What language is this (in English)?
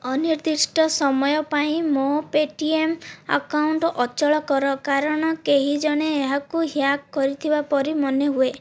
Odia